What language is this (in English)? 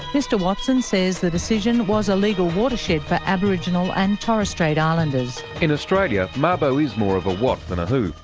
English